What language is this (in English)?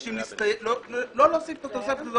Hebrew